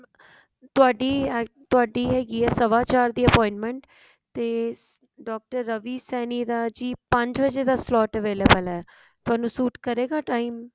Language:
Punjabi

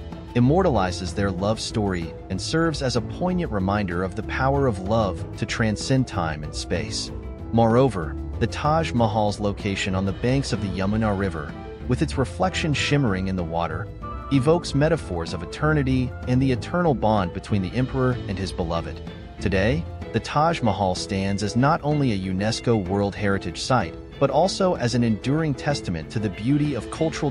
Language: English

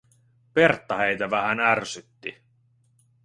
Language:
Finnish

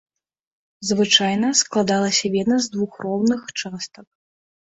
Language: Belarusian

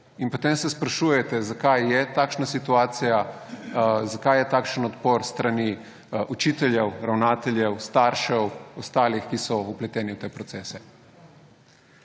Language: Slovenian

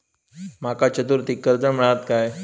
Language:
Marathi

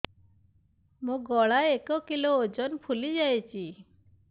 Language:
Odia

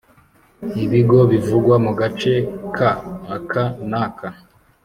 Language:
Kinyarwanda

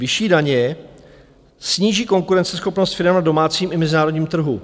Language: Czech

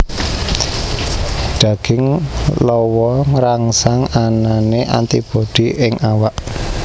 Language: Javanese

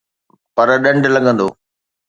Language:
Sindhi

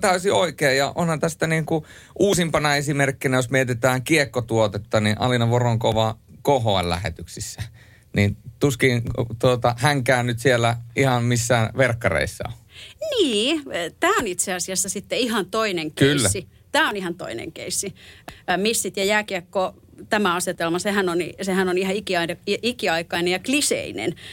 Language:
Finnish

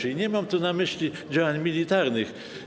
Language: Polish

